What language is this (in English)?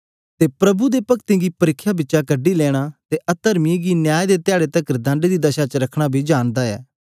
Dogri